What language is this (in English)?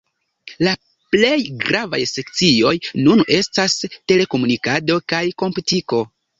Esperanto